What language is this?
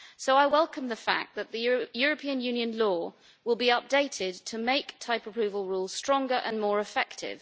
English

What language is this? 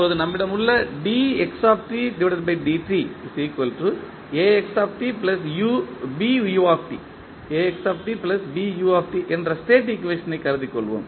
Tamil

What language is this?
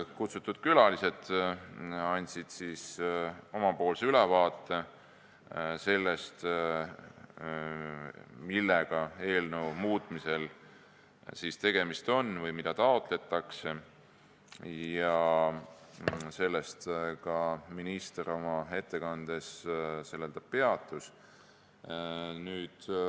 Estonian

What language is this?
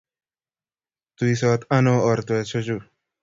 Kalenjin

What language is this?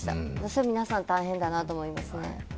Japanese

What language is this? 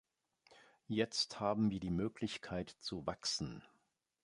German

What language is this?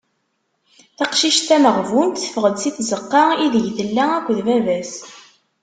Kabyle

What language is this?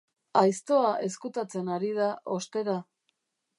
Basque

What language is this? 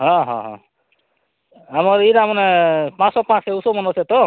Odia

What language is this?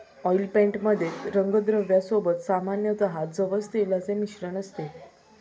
Marathi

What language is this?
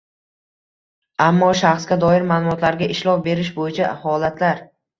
Uzbek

